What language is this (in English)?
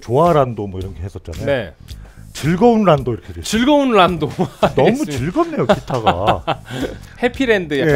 Korean